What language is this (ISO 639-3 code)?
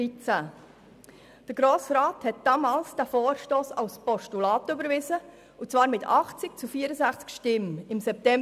gsw